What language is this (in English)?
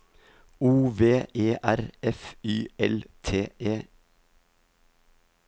Norwegian